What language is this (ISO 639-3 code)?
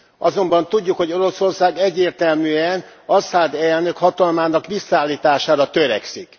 hun